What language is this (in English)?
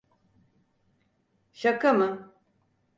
Turkish